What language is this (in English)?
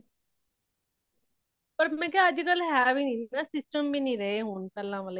Punjabi